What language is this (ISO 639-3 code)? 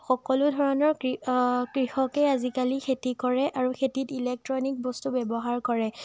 asm